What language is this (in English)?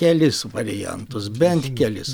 Lithuanian